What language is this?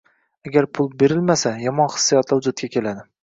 Uzbek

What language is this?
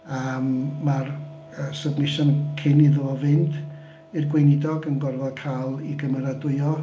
Welsh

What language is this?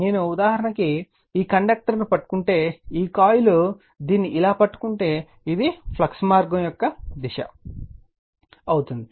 Telugu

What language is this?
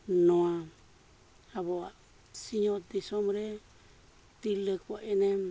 Santali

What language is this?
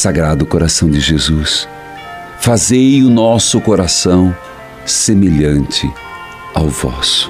Portuguese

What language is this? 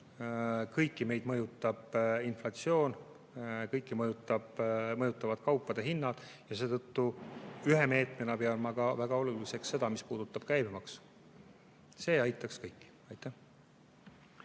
Estonian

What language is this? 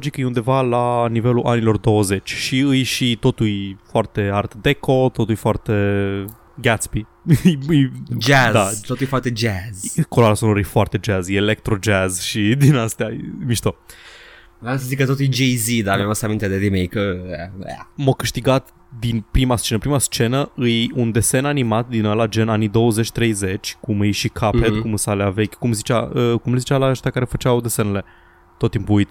Romanian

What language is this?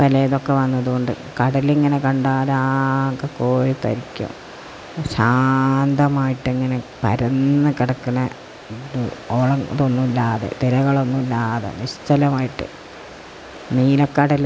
Malayalam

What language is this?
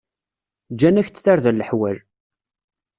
Kabyle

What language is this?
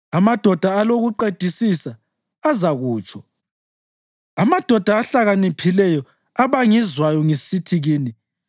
North Ndebele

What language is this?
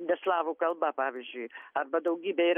Lithuanian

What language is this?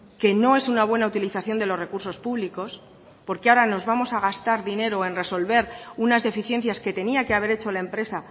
Spanish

